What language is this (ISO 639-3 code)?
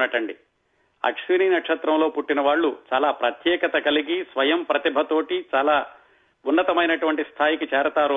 tel